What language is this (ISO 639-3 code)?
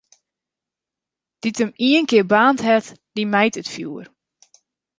fry